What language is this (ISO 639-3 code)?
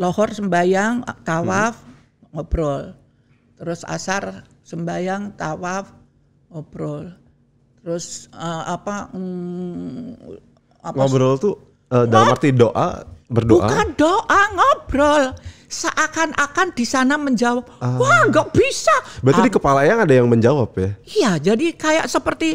ind